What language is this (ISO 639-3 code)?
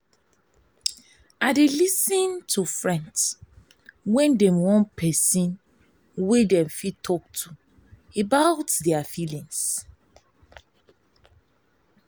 pcm